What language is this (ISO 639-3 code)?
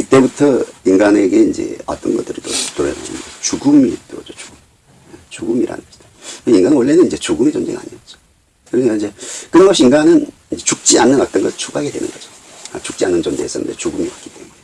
kor